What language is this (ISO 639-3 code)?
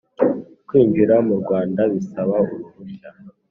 kin